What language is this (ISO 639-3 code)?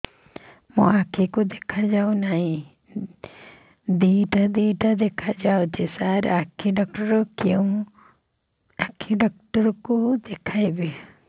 ori